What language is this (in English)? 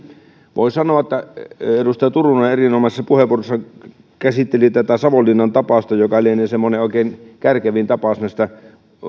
Finnish